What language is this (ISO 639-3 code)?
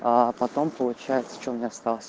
rus